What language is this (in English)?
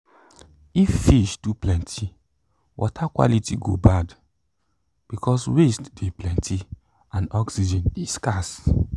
Nigerian Pidgin